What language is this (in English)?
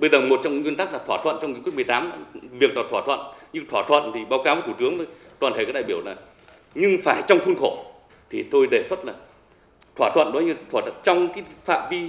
Vietnamese